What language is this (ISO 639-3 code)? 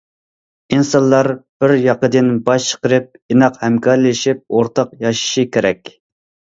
uig